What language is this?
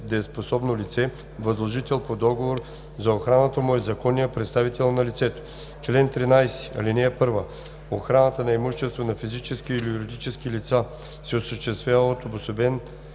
Bulgarian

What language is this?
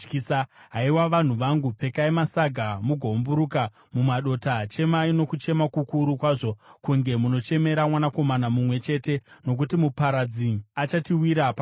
Shona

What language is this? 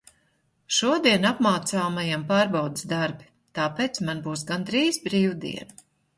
Latvian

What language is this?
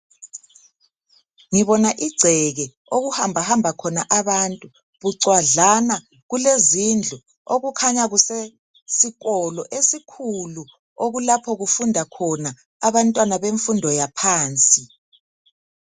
North Ndebele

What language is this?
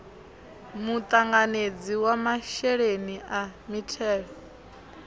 Venda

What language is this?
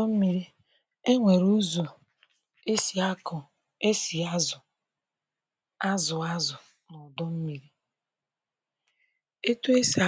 Igbo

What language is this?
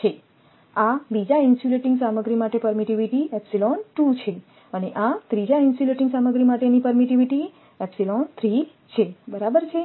Gujarati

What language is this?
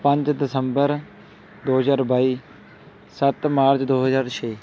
Punjabi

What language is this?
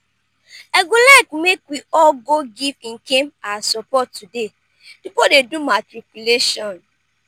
Nigerian Pidgin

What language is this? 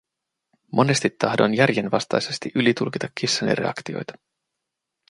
Finnish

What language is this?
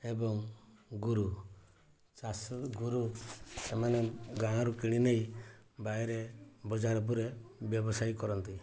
Odia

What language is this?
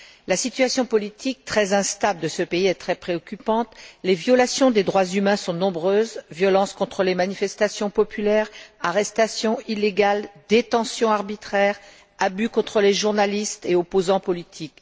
French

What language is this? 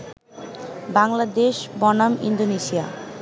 Bangla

